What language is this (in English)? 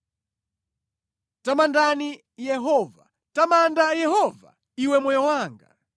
Nyanja